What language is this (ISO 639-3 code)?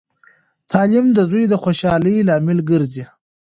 pus